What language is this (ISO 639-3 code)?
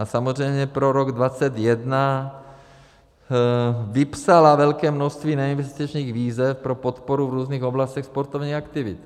ces